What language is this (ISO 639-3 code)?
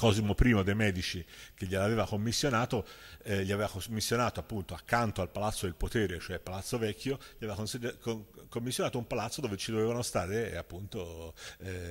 ita